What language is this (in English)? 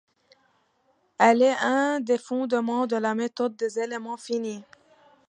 French